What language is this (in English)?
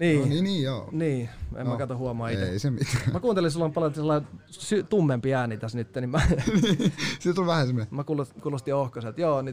Finnish